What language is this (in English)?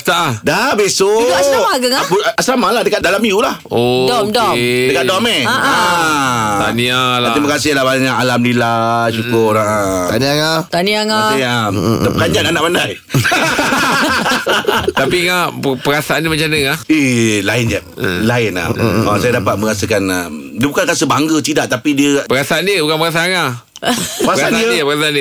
Malay